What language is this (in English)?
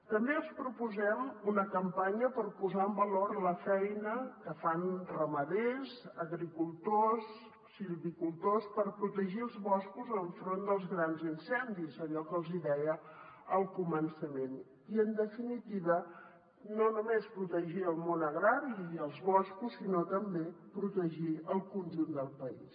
Catalan